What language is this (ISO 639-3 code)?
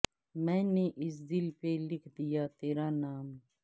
urd